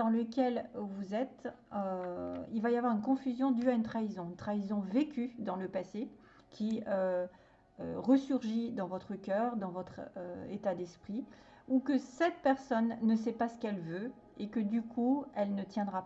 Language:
French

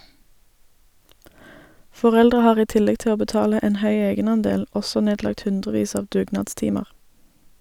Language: Norwegian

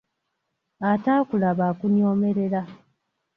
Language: Ganda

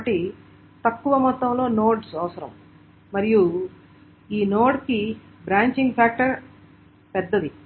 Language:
Telugu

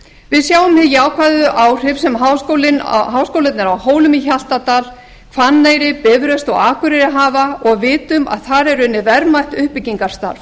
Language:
Icelandic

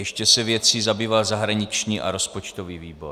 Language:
Czech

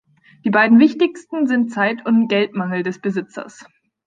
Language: German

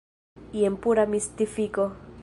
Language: Esperanto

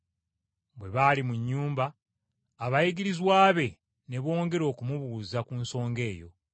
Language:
Ganda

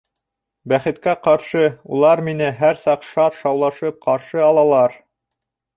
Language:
Bashkir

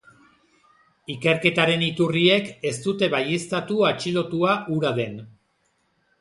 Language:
Basque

